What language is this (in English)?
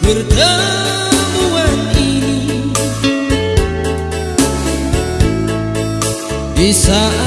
Indonesian